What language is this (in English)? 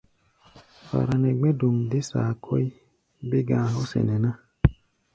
Gbaya